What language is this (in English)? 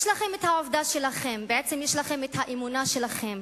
Hebrew